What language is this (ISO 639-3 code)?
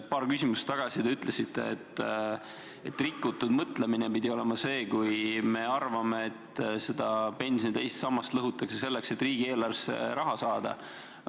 est